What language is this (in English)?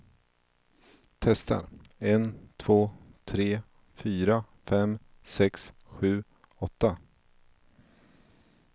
Swedish